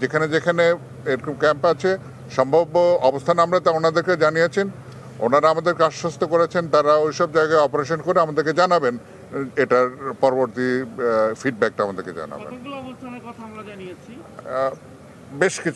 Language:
Romanian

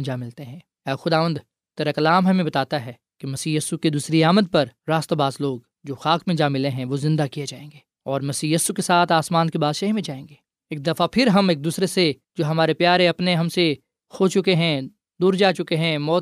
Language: Urdu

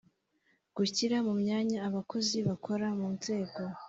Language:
Kinyarwanda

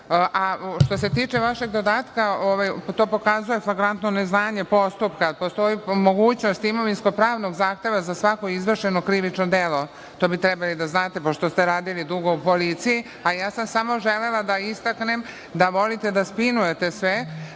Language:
Serbian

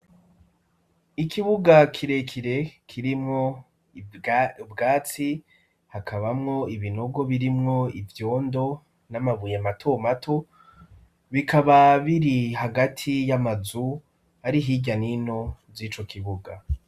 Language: Rundi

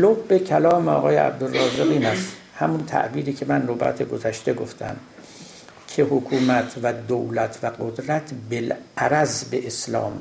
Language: Persian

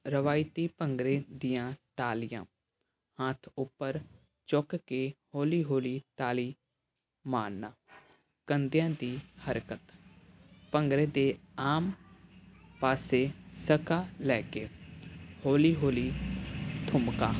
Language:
Punjabi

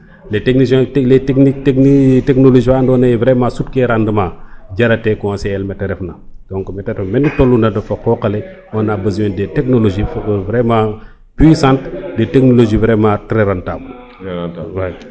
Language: Serer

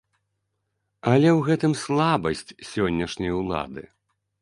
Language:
Belarusian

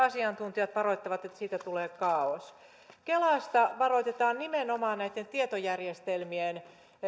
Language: Finnish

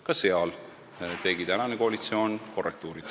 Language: Estonian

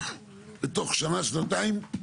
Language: Hebrew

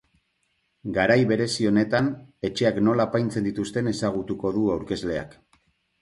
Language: Basque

